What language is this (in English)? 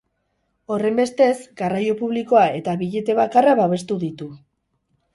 Basque